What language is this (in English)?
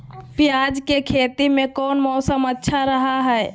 Magahi